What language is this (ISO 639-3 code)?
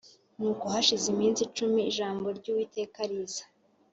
kin